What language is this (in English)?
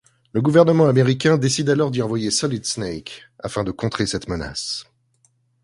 French